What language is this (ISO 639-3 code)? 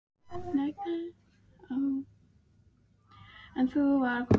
isl